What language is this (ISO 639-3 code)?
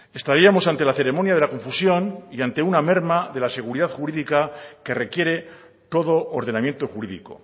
spa